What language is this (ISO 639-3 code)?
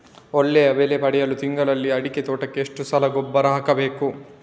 kan